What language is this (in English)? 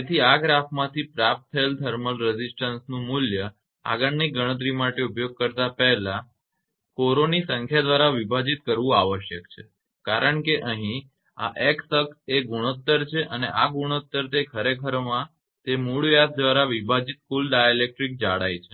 Gujarati